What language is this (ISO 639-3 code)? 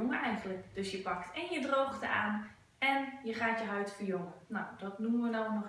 nld